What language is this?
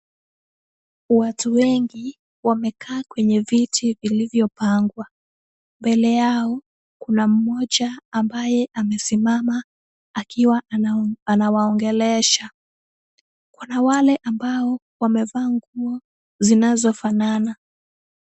Swahili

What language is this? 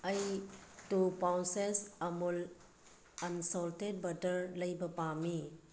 Manipuri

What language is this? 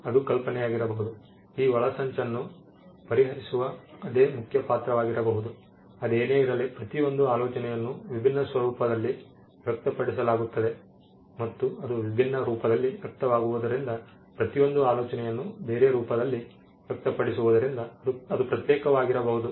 Kannada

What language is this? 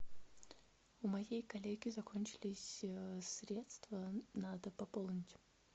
Russian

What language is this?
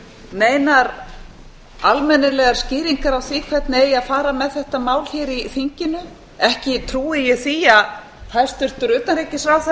Icelandic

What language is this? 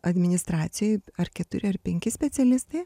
Lithuanian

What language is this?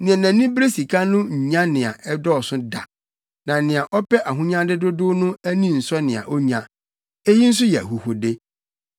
Akan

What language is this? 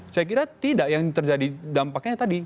Indonesian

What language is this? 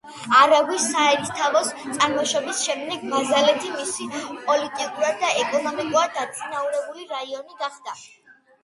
Georgian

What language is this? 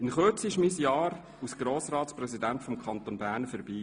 Swiss German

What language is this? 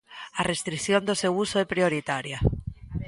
Galician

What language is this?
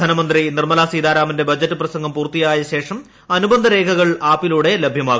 Malayalam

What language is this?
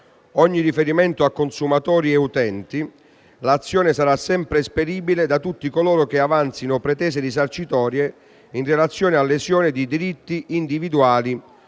Italian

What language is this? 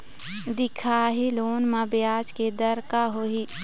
Chhattisgarhi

